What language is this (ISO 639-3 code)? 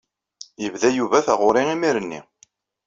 kab